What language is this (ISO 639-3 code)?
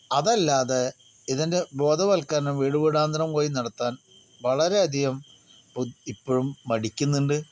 mal